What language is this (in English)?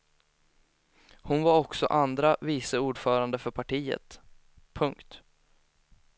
Swedish